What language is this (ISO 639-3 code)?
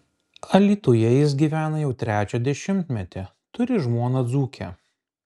lit